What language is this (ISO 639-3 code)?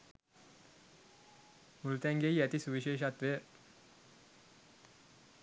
sin